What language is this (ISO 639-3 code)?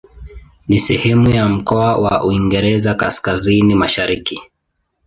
swa